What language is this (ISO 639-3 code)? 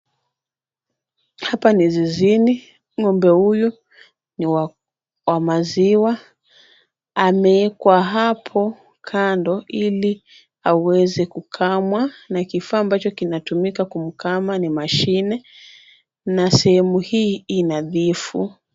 swa